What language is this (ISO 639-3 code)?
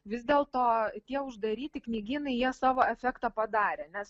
lit